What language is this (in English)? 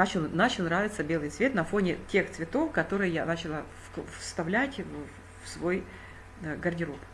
Russian